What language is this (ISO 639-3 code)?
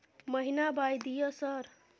mai